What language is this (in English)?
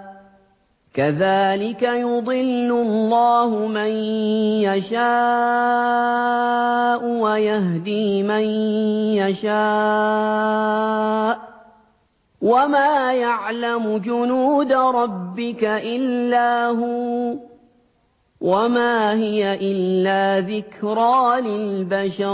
Arabic